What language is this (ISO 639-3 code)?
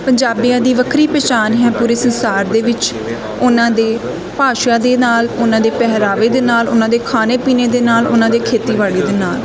pan